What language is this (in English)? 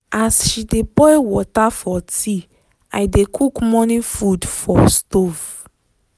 Nigerian Pidgin